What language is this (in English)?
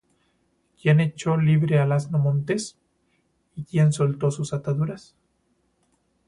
Spanish